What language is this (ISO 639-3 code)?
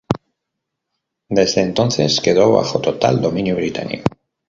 spa